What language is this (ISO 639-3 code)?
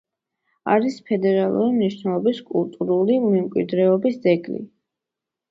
kat